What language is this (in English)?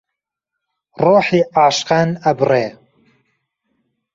Central Kurdish